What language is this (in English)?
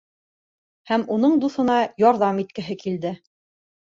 Bashkir